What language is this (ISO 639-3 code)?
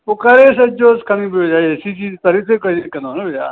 snd